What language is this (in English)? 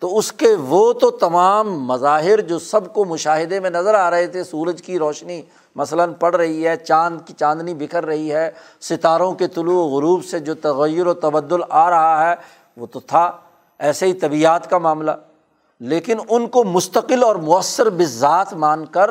Urdu